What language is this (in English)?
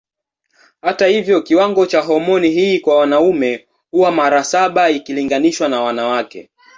Swahili